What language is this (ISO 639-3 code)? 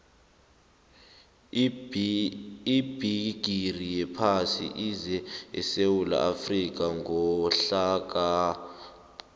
nbl